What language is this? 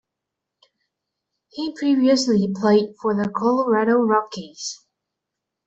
English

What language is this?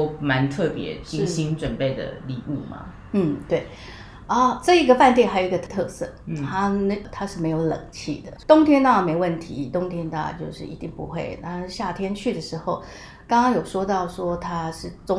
Chinese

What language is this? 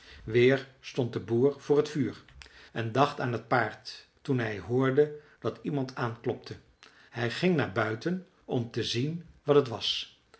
Dutch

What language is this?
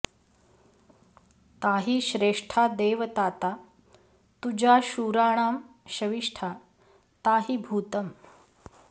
Sanskrit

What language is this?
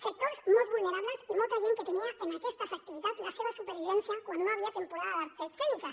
Catalan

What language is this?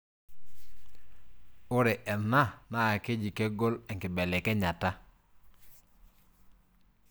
Masai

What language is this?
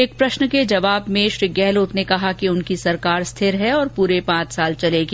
Hindi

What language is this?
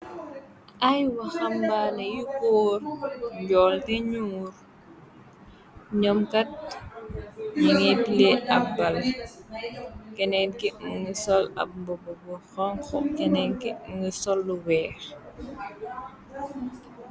Wolof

